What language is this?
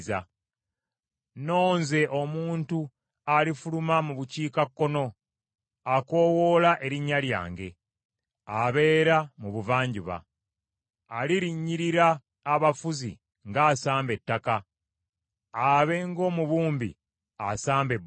Ganda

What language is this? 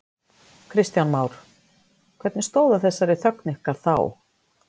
Icelandic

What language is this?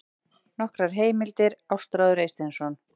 Icelandic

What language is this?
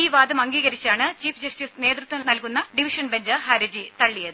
Malayalam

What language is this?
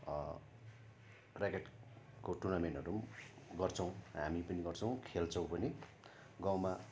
Nepali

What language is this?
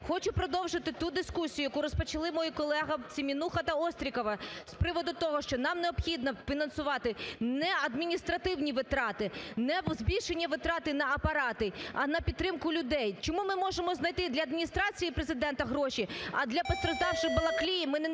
Ukrainian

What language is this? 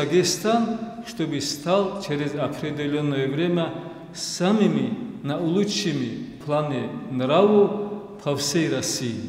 Russian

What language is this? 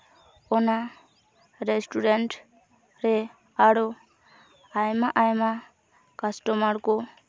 Santali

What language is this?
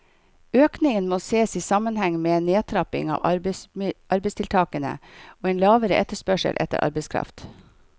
Norwegian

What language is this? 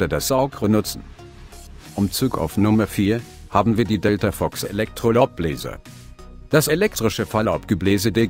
German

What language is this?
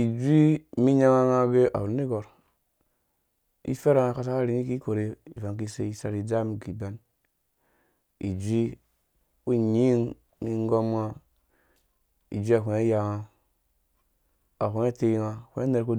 Dũya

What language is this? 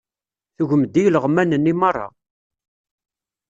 Kabyle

